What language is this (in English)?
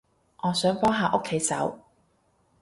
Cantonese